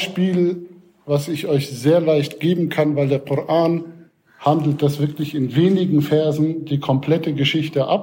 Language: German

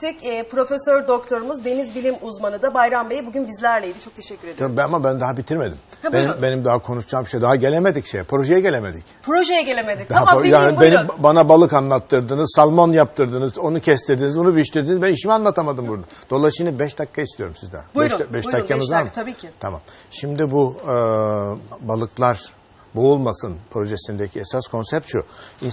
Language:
Turkish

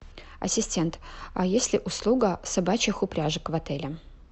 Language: Russian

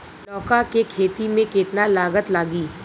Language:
Bhojpuri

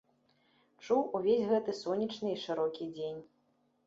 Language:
Belarusian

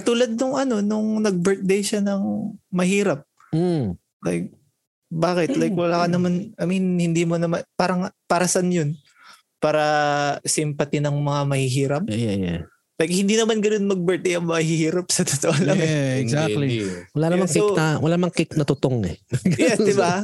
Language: Filipino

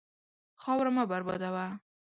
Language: Pashto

